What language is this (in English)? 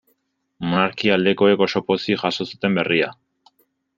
Basque